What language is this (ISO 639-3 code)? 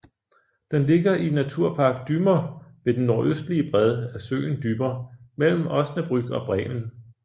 dan